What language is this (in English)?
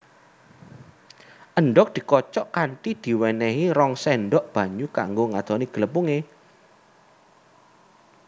Javanese